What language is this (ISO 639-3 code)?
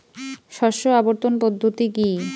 ben